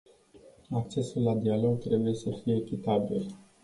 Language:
Romanian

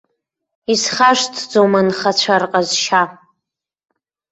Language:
Abkhazian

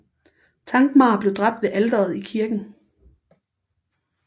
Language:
Danish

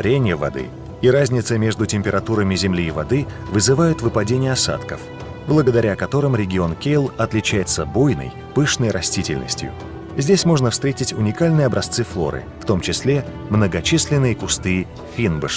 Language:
Russian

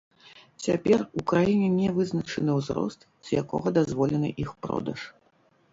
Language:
Belarusian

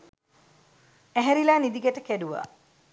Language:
Sinhala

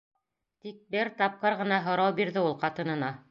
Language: Bashkir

